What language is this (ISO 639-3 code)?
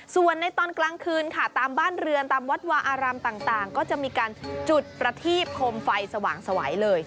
tha